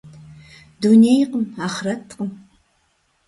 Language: Kabardian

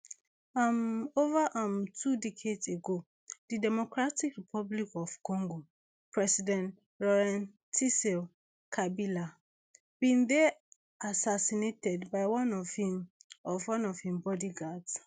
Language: Nigerian Pidgin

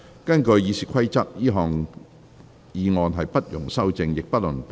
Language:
Cantonese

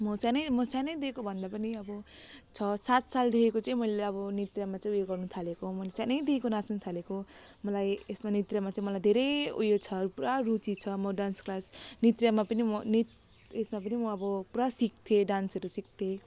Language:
Nepali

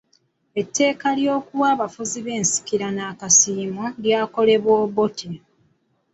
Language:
Ganda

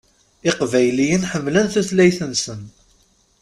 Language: Kabyle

